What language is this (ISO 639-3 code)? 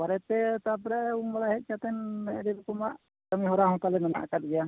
sat